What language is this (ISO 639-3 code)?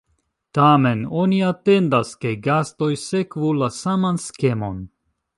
epo